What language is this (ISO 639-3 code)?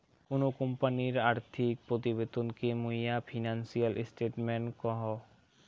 ben